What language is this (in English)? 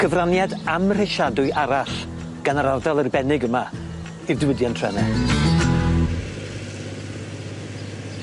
Welsh